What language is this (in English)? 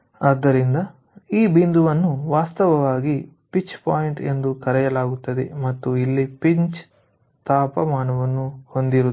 Kannada